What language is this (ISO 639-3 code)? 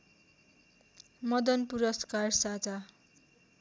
nep